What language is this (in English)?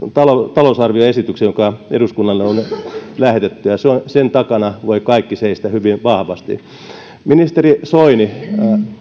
Finnish